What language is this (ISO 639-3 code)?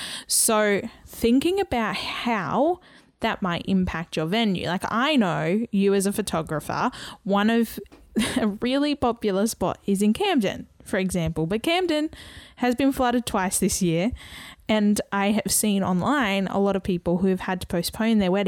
eng